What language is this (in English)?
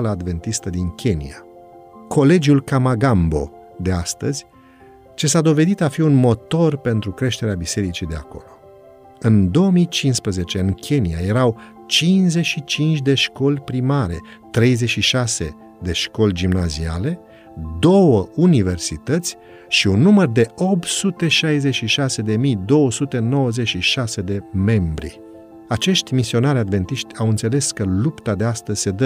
Romanian